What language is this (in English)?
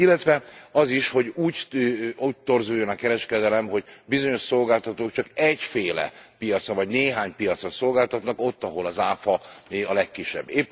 Hungarian